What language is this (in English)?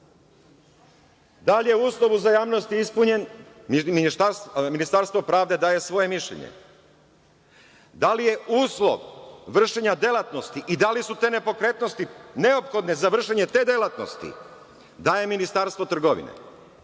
Serbian